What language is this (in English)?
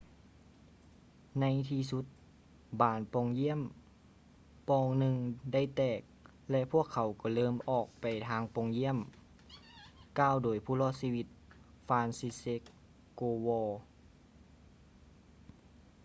Lao